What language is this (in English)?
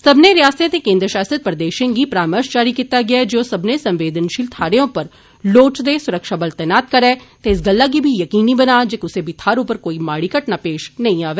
Dogri